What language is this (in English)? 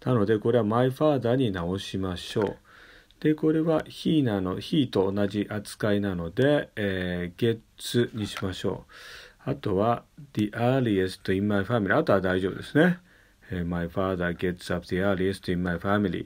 Japanese